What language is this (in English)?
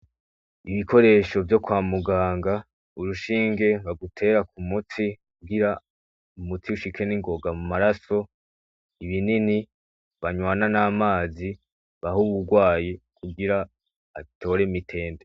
Rundi